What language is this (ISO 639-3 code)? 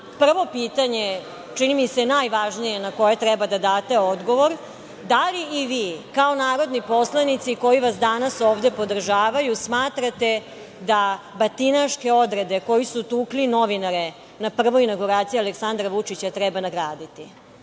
srp